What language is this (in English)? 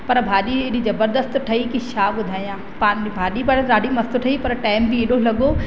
Sindhi